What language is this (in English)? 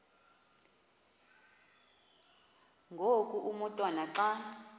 Xhosa